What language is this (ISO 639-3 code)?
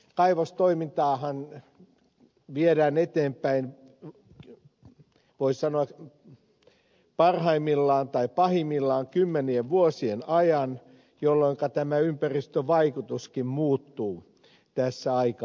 fin